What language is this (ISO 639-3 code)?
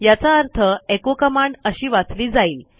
mar